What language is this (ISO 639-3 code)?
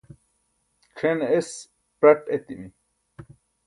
bsk